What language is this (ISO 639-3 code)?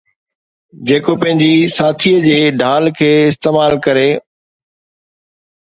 snd